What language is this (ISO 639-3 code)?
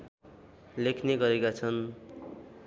nep